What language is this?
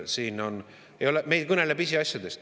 Estonian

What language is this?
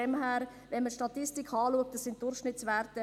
Swiss German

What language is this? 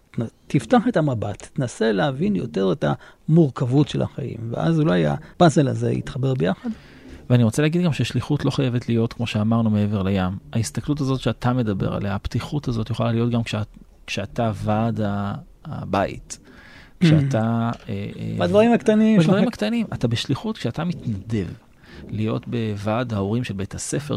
Hebrew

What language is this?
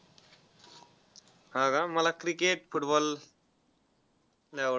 Marathi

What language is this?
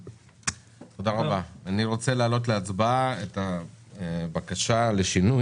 Hebrew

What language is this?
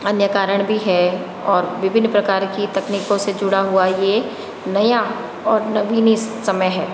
Hindi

